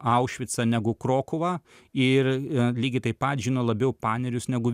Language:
Lithuanian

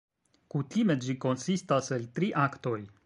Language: Esperanto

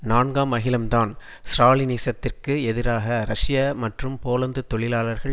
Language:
Tamil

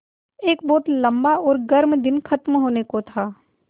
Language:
Hindi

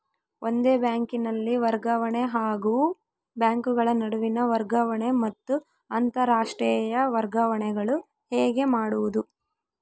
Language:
Kannada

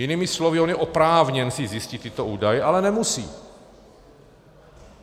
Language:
Czech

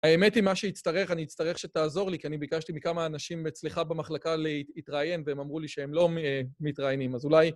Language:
Hebrew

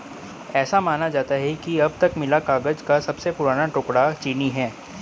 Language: Hindi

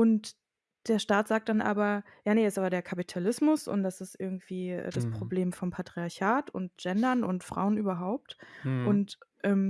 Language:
German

